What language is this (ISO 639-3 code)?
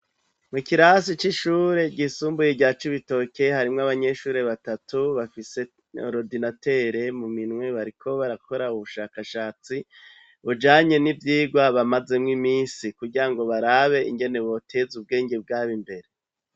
run